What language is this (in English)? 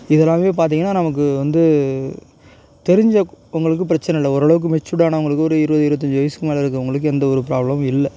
Tamil